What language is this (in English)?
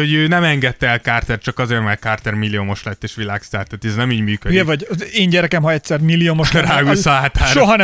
Hungarian